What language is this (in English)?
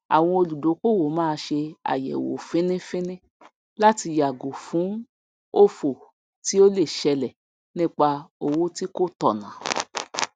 Yoruba